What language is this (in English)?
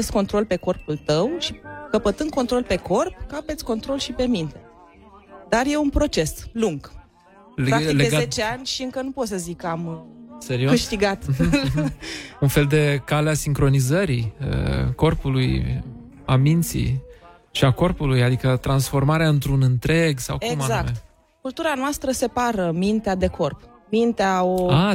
Romanian